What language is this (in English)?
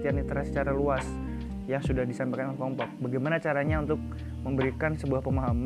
Indonesian